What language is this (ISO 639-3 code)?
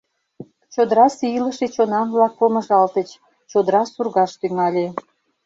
chm